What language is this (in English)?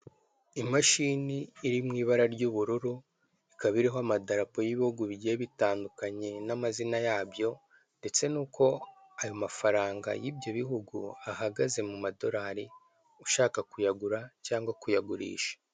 Kinyarwanda